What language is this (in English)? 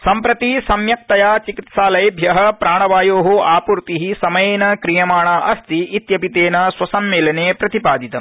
Sanskrit